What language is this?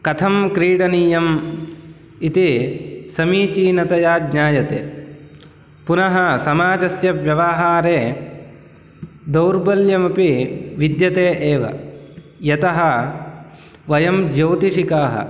Sanskrit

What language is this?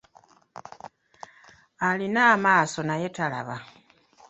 Ganda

